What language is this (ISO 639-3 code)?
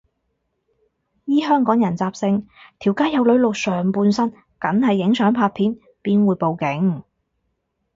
yue